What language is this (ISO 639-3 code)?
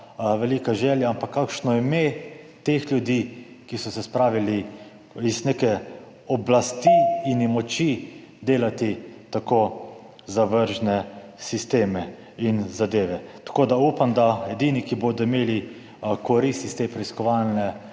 slv